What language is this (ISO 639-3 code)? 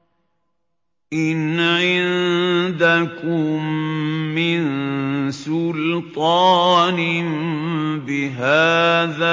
ara